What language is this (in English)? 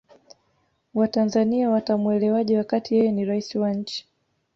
Swahili